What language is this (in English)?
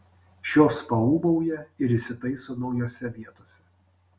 Lithuanian